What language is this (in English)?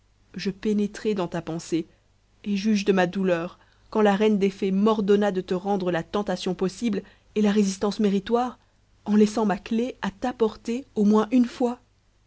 French